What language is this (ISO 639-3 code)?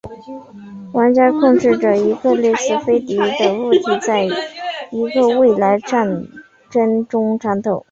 zho